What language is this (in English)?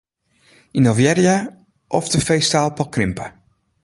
Western Frisian